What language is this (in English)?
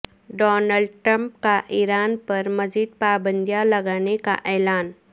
Urdu